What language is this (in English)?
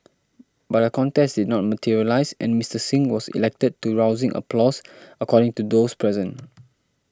English